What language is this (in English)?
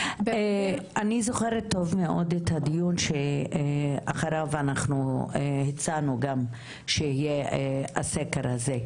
Hebrew